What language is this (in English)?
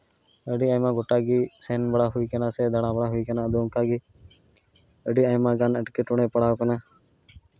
Santali